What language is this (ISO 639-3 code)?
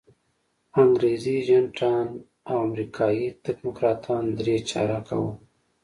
pus